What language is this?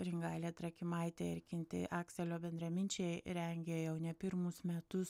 Lithuanian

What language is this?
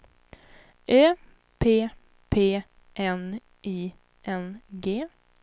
Swedish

